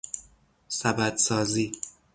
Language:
Persian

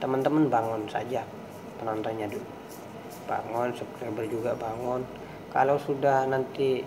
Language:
Indonesian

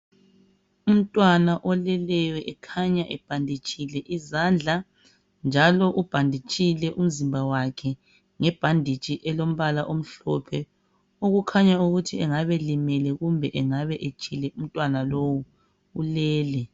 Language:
North Ndebele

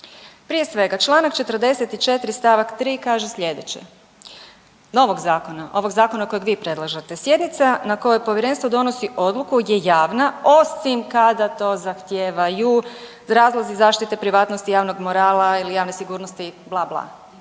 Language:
Croatian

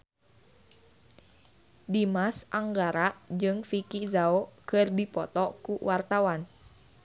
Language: Sundanese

